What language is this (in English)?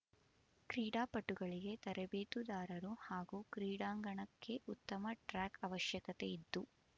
Kannada